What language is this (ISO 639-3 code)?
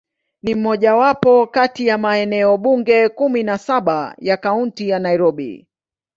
swa